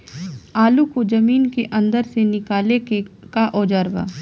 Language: Bhojpuri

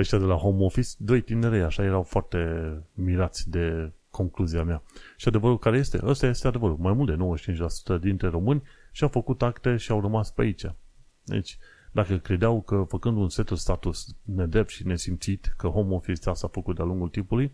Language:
Romanian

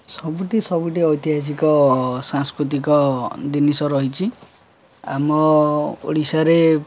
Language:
Odia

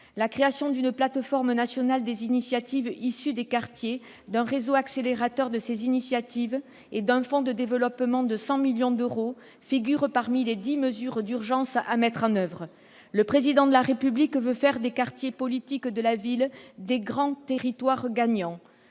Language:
French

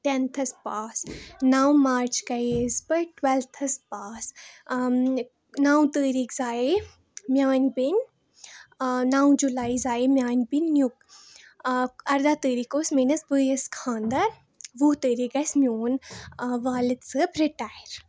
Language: Kashmiri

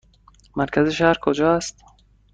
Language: Persian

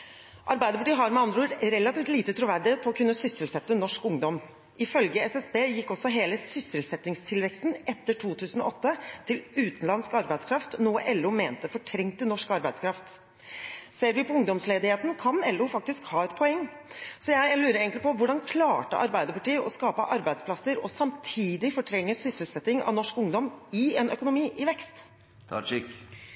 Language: Norwegian Bokmål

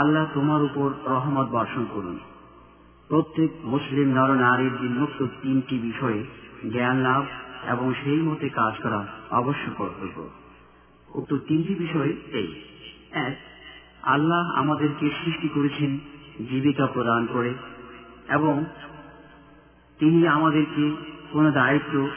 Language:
Bangla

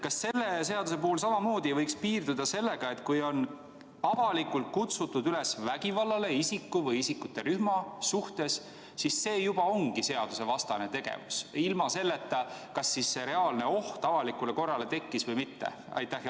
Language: Estonian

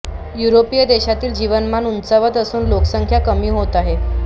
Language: Marathi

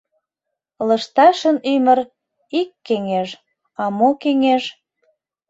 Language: Mari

